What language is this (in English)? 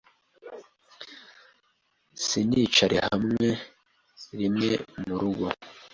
Kinyarwanda